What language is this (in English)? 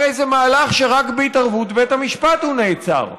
Hebrew